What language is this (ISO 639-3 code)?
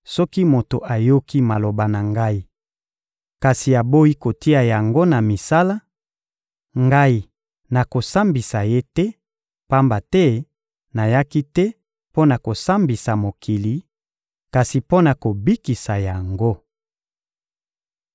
lin